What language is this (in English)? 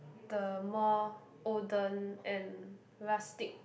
English